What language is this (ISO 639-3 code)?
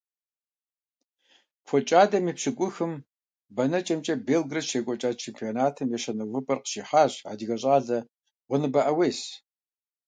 kbd